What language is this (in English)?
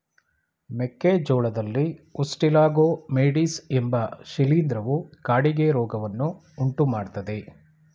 Kannada